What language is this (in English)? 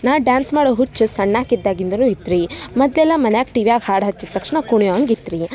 Kannada